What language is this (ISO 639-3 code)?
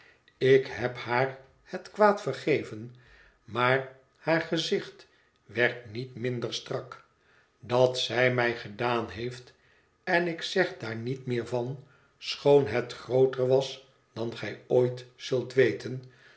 nld